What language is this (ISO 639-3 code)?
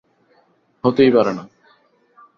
ben